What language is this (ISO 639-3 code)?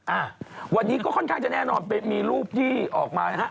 tha